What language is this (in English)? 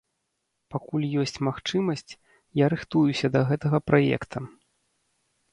Belarusian